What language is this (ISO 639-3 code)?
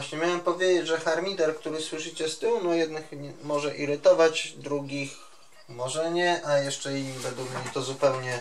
pol